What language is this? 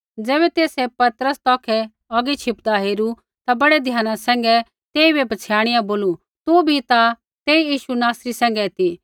Kullu Pahari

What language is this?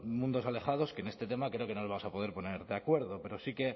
Spanish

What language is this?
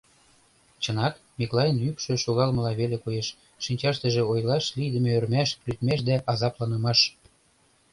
Mari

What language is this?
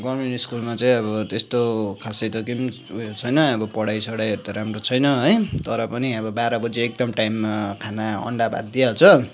Nepali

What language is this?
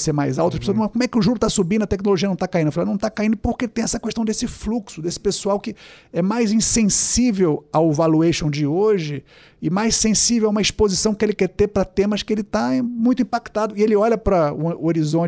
Portuguese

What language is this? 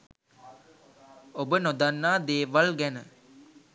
Sinhala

